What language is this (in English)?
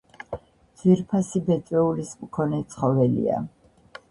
Georgian